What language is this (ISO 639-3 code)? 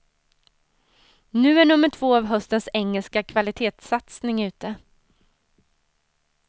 swe